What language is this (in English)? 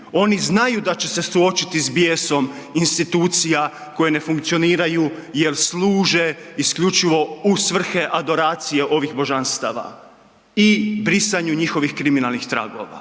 Croatian